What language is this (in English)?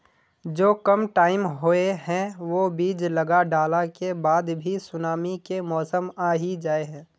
Magahi